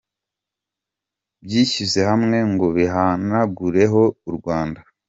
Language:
Kinyarwanda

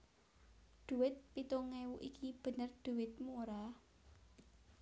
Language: Javanese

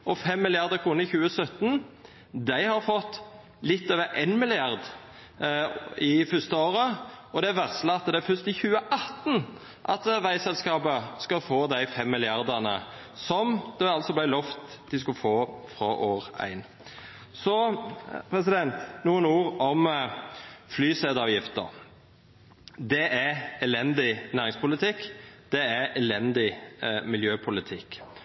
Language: Norwegian Nynorsk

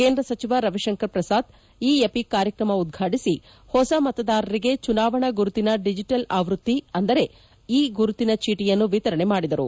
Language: Kannada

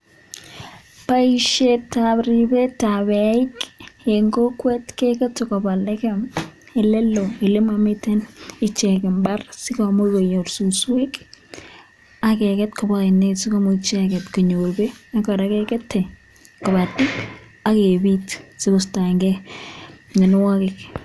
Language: Kalenjin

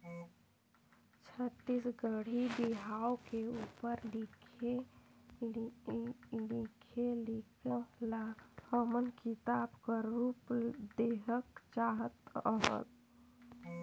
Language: Chhattisgarhi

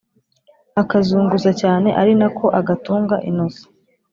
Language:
Kinyarwanda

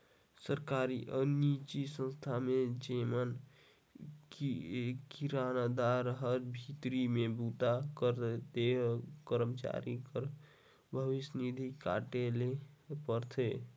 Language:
Chhattisgarhi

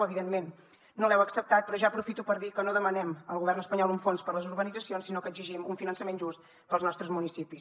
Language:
Catalan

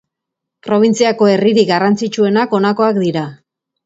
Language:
Basque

